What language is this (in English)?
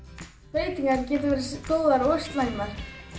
Icelandic